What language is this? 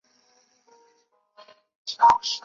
Chinese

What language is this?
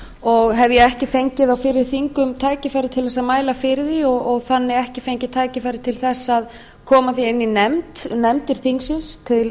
Icelandic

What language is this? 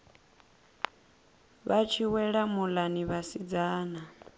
Venda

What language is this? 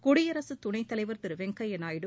Tamil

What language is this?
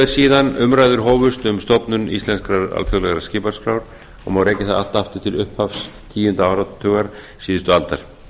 Icelandic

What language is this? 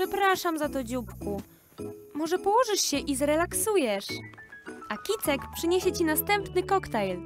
Polish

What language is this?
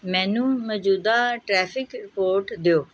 Punjabi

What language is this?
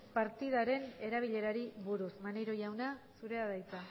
Basque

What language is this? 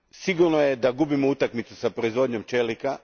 Croatian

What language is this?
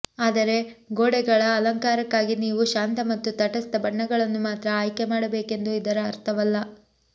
Kannada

